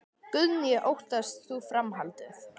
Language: Icelandic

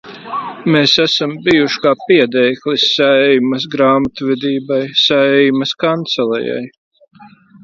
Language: Latvian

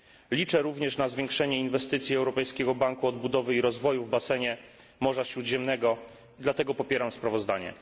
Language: Polish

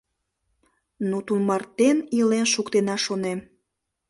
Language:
Mari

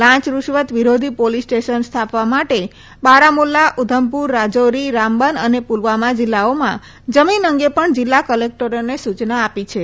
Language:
Gujarati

